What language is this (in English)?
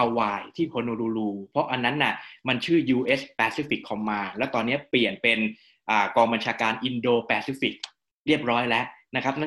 Thai